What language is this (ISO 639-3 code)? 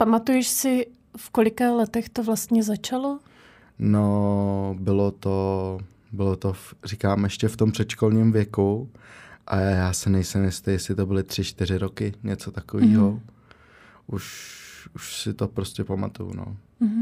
ces